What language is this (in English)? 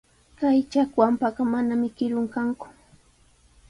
Sihuas Ancash Quechua